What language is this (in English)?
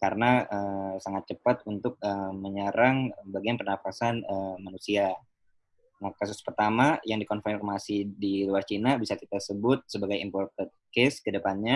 Indonesian